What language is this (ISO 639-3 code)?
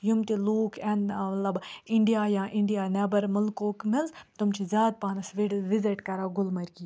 kas